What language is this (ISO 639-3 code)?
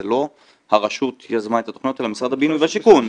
heb